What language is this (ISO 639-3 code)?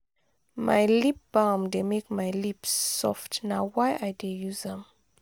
pcm